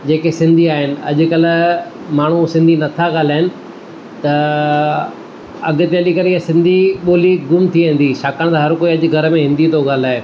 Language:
Sindhi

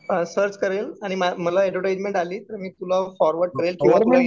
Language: Marathi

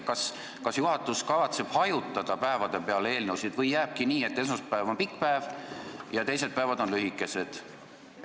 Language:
Estonian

